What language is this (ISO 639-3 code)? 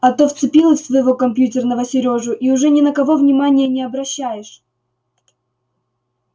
rus